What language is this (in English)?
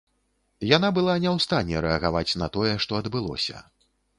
Belarusian